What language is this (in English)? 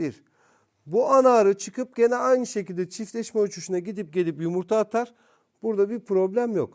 Turkish